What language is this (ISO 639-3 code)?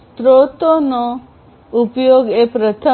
guj